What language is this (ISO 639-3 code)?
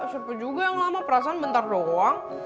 ind